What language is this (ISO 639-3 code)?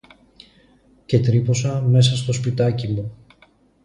ell